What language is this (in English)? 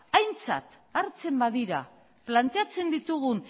Basque